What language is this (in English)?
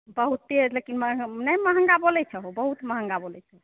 Maithili